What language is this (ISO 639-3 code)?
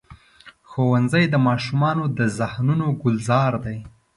pus